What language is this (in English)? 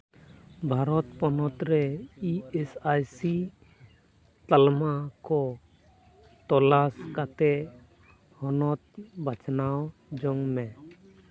Santali